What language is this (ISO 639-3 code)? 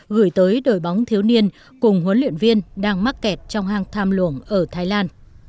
vie